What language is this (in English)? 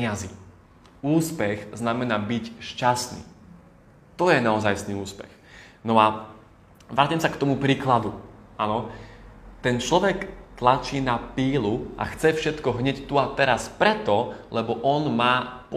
Slovak